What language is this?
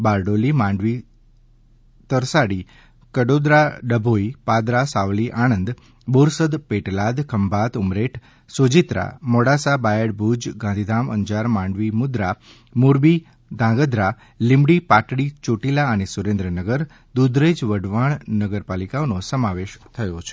Gujarati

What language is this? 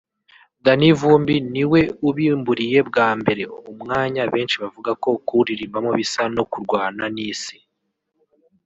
Kinyarwanda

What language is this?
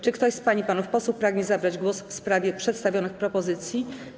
Polish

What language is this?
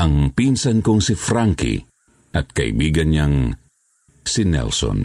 Filipino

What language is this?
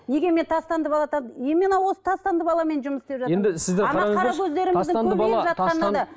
Kazakh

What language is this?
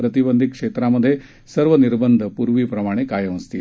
Marathi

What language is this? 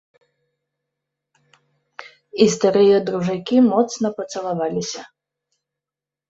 Belarusian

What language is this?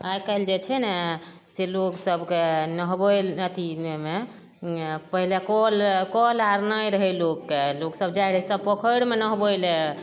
Maithili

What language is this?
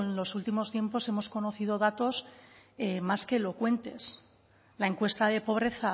Spanish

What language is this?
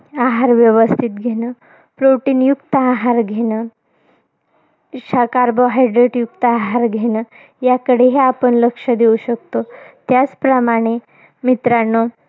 Marathi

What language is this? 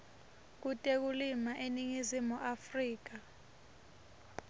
Swati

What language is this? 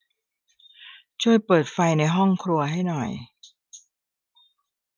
Thai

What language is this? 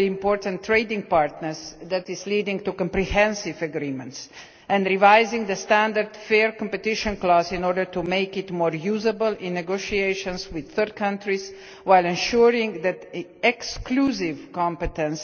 English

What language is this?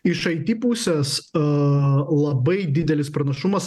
Lithuanian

